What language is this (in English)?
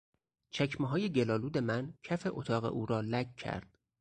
Persian